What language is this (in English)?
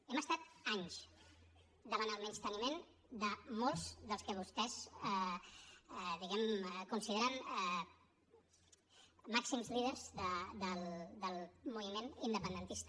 Catalan